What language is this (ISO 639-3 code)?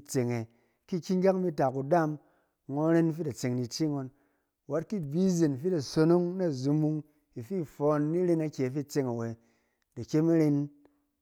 cen